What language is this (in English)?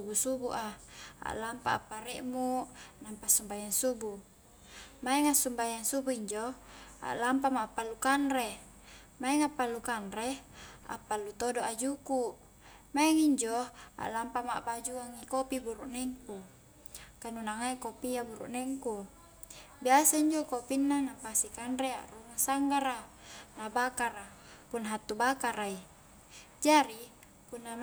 Highland Konjo